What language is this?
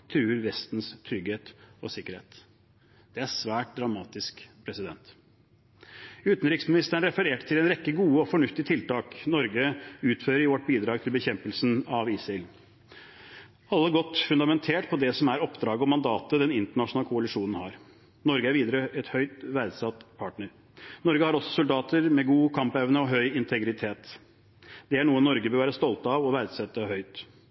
Norwegian Bokmål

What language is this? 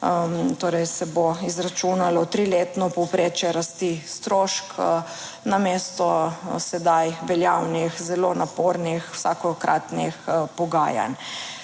Slovenian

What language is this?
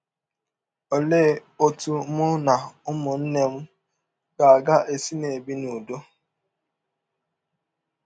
Igbo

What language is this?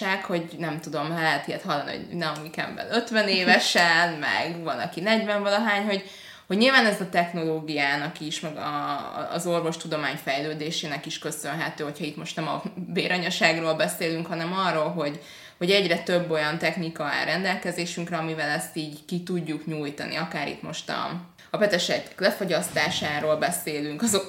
Hungarian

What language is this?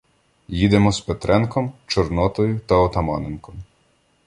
Ukrainian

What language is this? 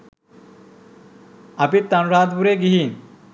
Sinhala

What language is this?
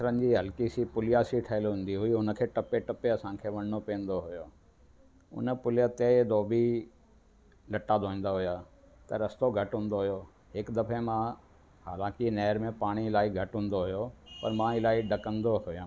Sindhi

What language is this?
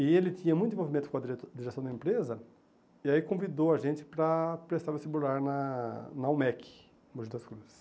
Portuguese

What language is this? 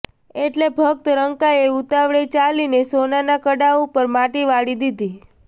Gujarati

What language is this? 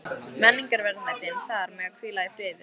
Icelandic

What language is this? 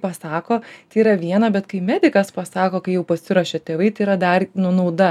Lithuanian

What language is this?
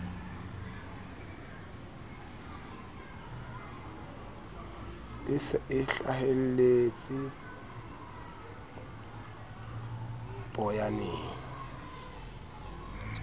Southern Sotho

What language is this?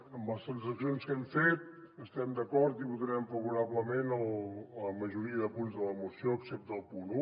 Catalan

